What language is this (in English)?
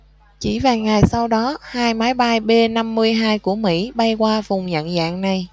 Vietnamese